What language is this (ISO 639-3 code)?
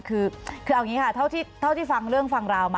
tha